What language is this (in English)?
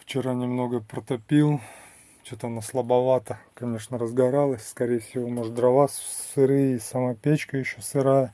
Russian